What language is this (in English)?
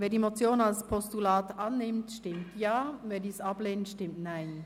Swiss German